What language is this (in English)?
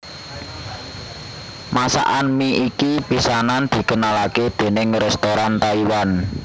Javanese